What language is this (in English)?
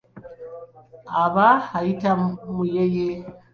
Ganda